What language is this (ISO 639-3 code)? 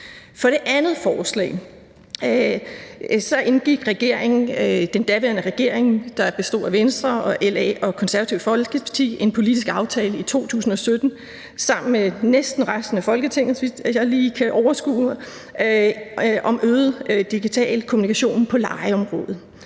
dan